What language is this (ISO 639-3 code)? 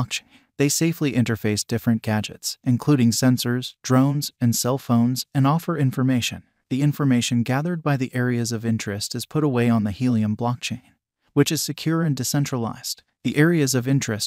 eng